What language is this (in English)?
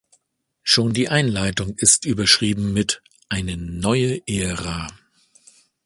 German